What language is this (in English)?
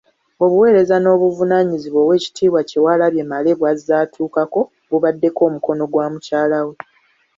Ganda